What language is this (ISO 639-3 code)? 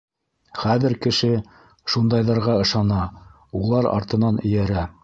bak